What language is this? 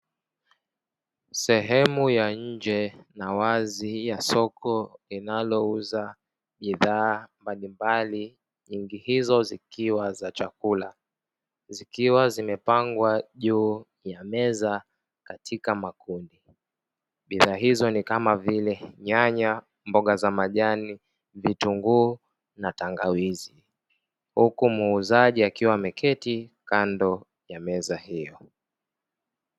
Swahili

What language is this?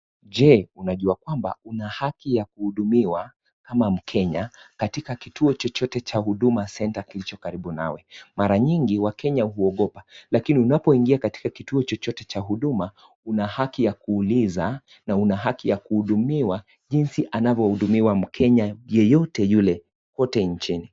Swahili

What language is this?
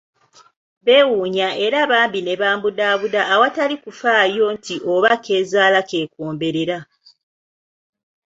Ganda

